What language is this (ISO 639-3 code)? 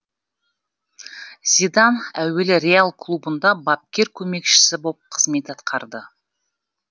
kaz